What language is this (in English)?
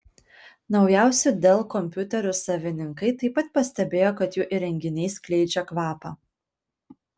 Lithuanian